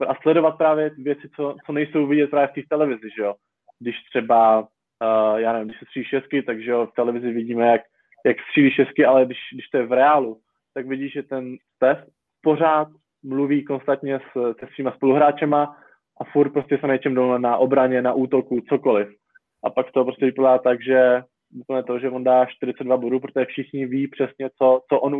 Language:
Czech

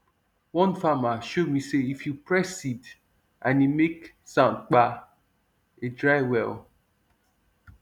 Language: Nigerian Pidgin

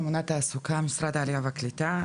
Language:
Hebrew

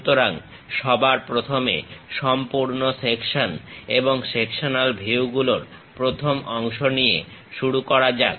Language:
Bangla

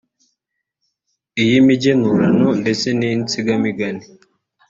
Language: Kinyarwanda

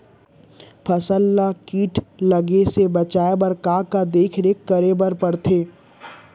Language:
Chhattisgarhi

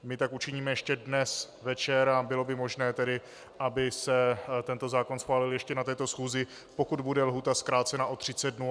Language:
Czech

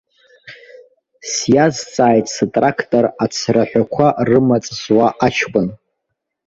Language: Abkhazian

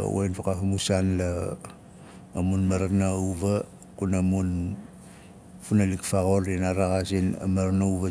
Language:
Nalik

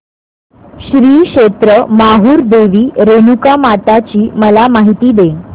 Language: Marathi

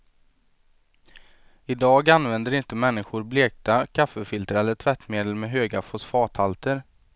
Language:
Swedish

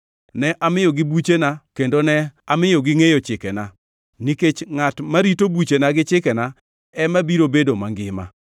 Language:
Luo (Kenya and Tanzania)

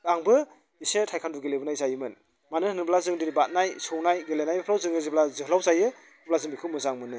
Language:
Bodo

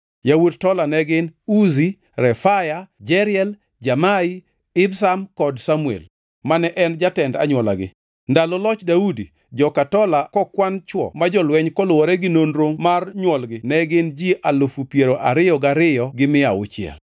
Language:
Luo (Kenya and Tanzania)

